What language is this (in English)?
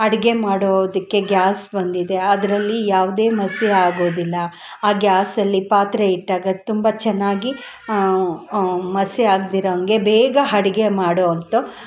Kannada